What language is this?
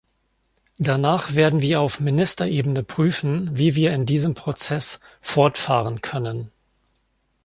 German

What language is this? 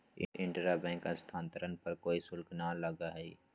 Magahi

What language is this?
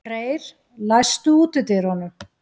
Icelandic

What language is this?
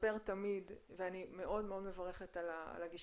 Hebrew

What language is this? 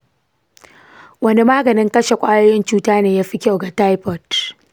Hausa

